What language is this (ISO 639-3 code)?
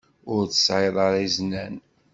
kab